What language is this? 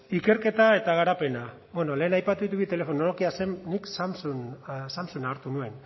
Basque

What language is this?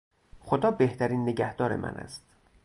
Persian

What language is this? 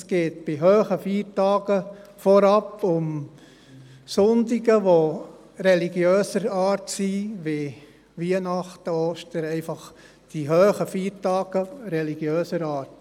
Swiss German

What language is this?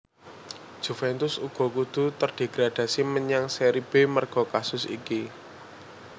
Javanese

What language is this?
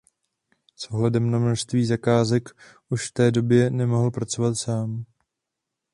Czech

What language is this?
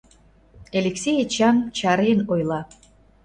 Mari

